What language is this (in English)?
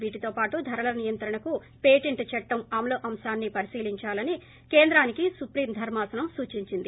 Telugu